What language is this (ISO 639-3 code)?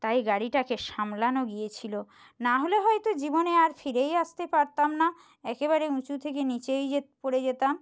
ben